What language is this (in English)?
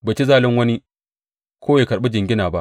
Hausa